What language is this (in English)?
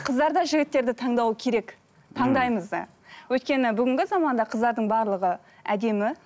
Kazakh